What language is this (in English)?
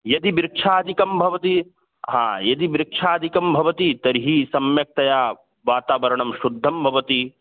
Sanskrit